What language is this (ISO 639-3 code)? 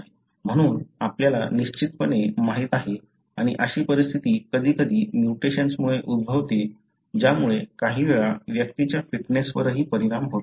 mar